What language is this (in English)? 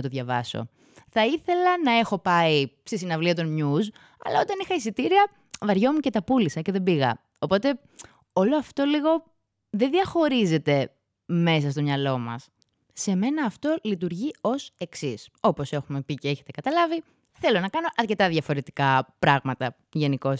Greek